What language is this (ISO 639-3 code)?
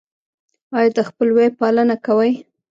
pus